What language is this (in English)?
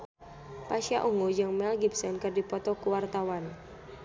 Sundanese